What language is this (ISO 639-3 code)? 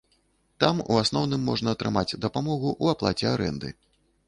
bel